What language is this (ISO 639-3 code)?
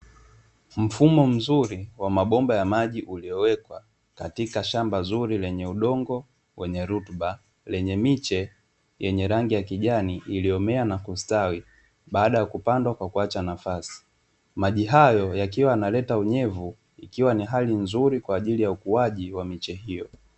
swa